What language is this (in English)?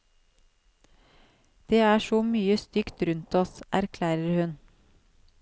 Norwegian